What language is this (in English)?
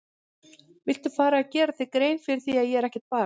Icelandic